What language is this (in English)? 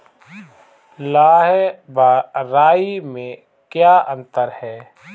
Hindi